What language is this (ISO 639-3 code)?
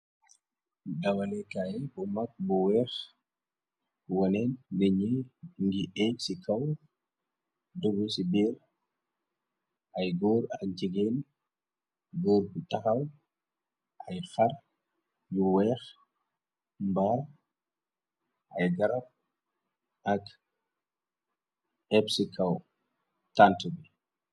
wol